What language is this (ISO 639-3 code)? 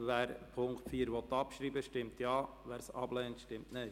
gsw